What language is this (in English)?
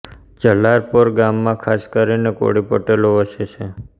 Gujarati